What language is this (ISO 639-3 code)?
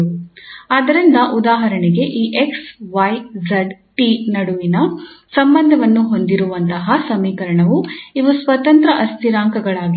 kan